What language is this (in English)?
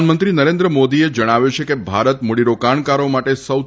Gujarati